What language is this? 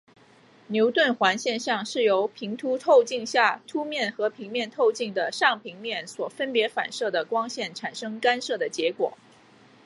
Chinese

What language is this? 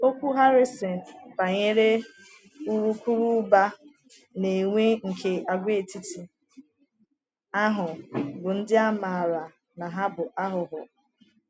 Igbo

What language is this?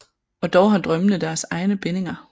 Danish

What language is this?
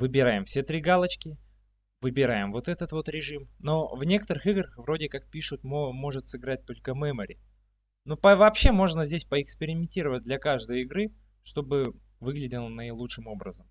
Russian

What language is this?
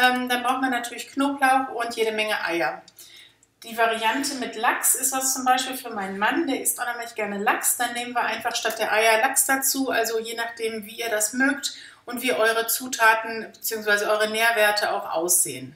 German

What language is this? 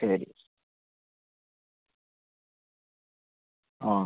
Malayalam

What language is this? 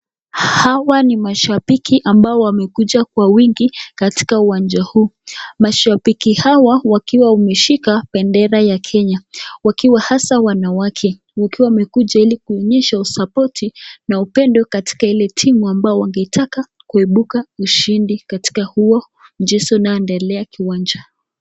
Swahili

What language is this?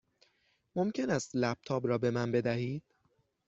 Persian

